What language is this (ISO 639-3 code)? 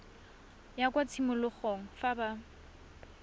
tsn